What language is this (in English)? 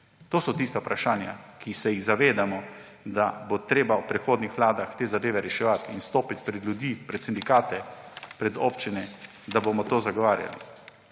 Slovenian